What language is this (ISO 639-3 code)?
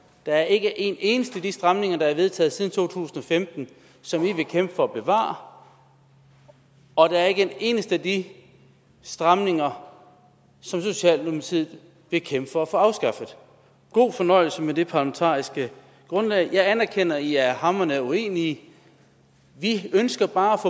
dan